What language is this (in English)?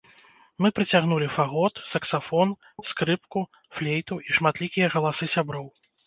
Belarusian